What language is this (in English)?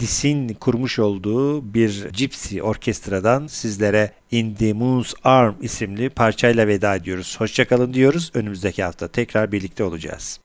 Turkish